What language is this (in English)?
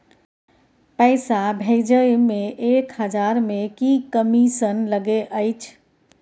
Maithili